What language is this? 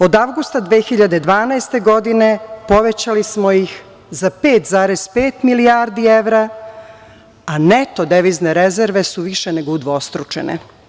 Serbian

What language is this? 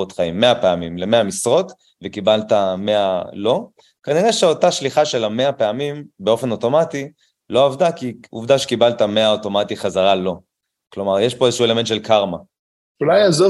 Hebrew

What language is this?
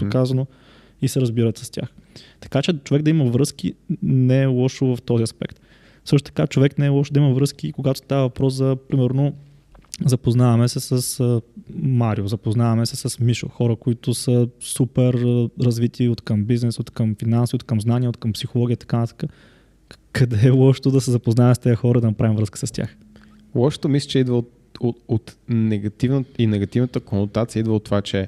Bulgarian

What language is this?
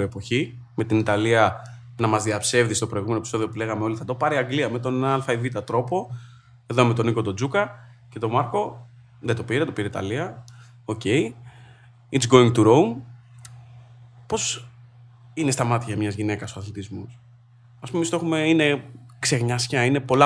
Greek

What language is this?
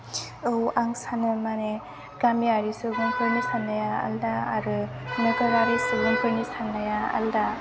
Bodo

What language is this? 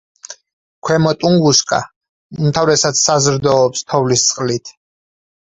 Georgian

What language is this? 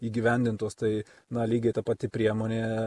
Lithuanian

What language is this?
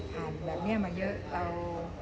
Thai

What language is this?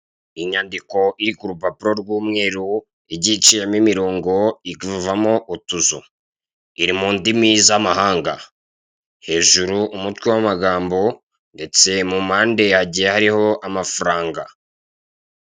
Kinyarwanda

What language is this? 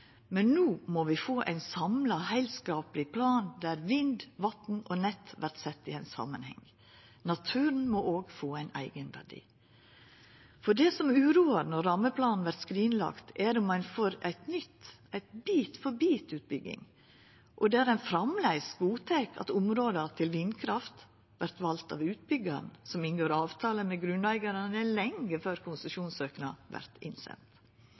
Norwegian Nynorsk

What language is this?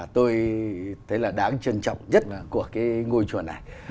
Vietnamese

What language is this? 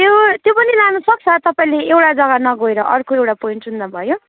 Nepali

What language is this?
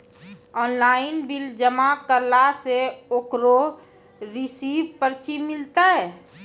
Maithili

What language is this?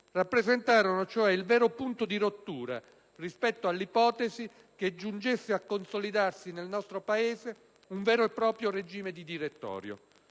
Italian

